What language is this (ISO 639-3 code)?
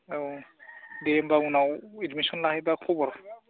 brx